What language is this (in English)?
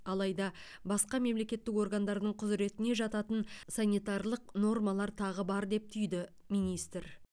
Kazakh